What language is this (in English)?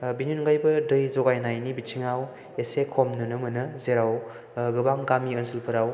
Bodo